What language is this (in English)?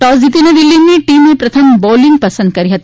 Gujarati